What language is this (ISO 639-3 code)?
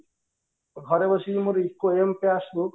ori